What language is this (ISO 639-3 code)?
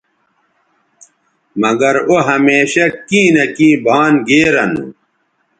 btv